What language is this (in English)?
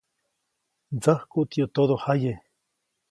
Copainalá Zoque